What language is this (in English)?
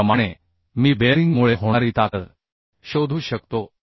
Marathi